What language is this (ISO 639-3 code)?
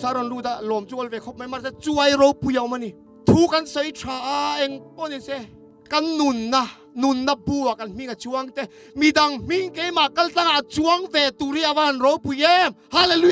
tha